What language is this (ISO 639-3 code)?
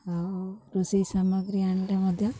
ori